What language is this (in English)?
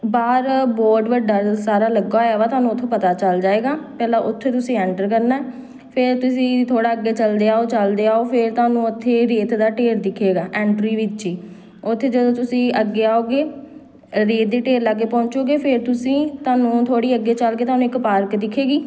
Punjabi